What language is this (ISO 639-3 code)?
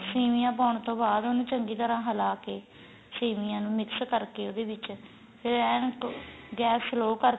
pan